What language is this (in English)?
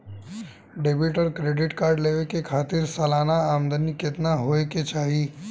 Bhojpuri